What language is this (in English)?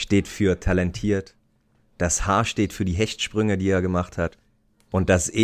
German